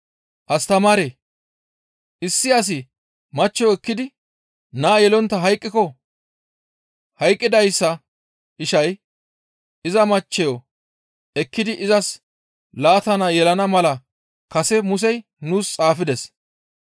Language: Gamo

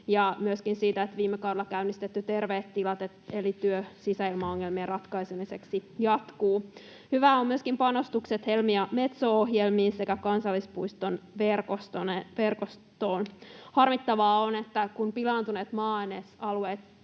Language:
Finnish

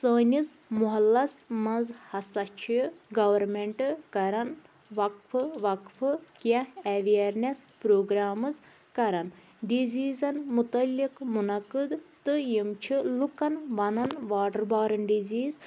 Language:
Kashmiri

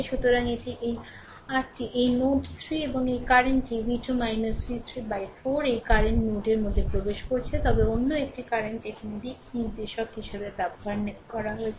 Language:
Bangla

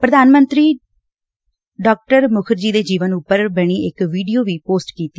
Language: Punjabi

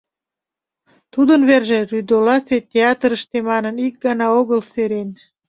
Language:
Mari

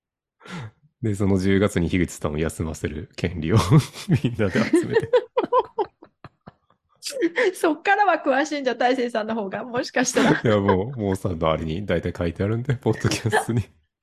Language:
Japanese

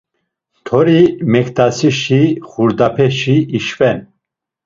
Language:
Laz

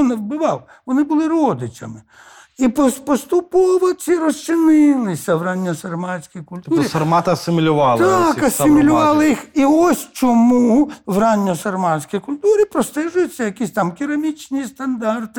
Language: Ukrainian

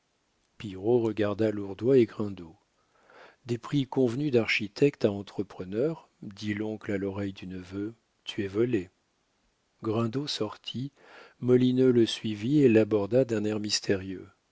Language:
French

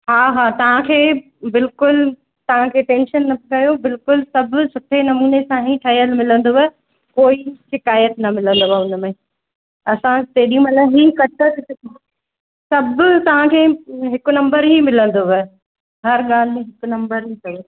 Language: Sindhi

